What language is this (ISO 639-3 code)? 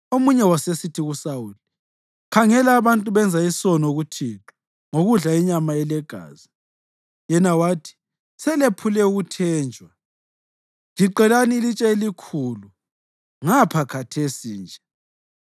nde